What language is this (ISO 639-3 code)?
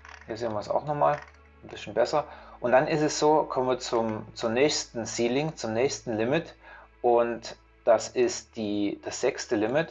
deu